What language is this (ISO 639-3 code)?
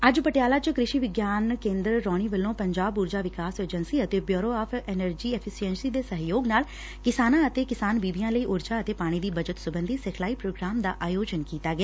pan